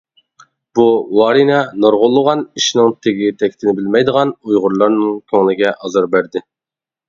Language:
Uyghur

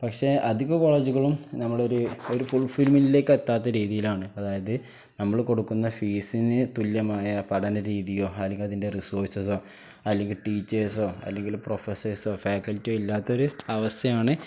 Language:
Malayalam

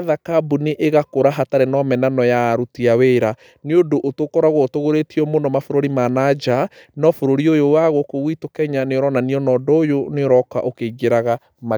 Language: Kikuyu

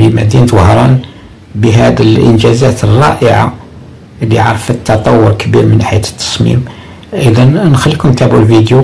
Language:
Arabic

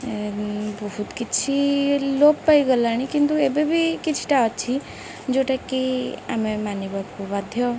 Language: Odia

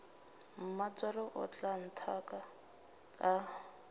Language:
Northern Sotho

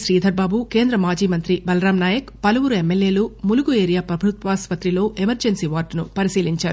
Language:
Telugu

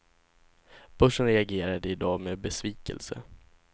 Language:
Swedish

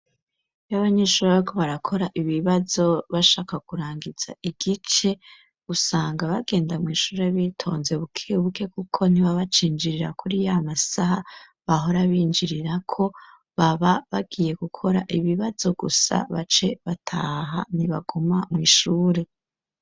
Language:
Rundi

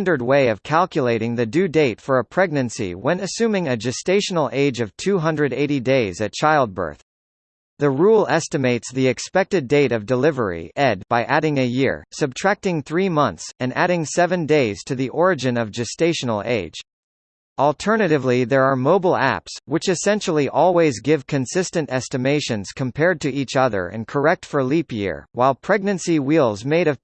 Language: English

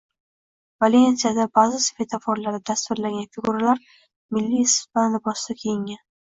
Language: Uzbek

